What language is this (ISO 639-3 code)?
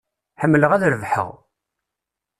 kab